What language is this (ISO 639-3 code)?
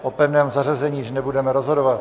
ces